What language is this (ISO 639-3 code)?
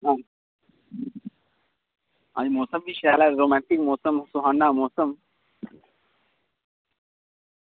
doi